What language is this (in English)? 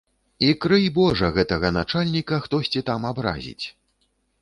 Belarusian